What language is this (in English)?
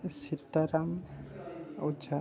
Odia